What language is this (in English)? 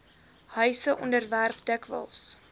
Afrikaans